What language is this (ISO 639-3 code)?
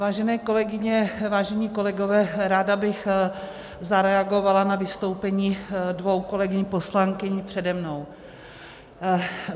ces